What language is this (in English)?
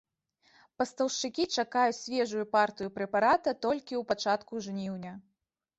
Belarusian